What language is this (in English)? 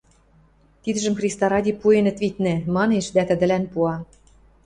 Western Mari